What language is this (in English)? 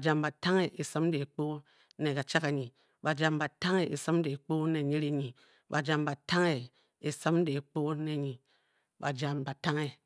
Bokyi